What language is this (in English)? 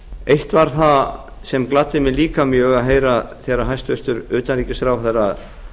Icelandic